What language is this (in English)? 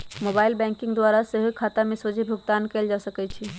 Magahi